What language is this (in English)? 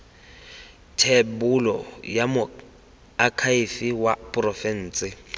Tswana